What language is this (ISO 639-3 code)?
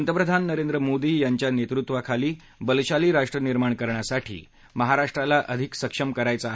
mar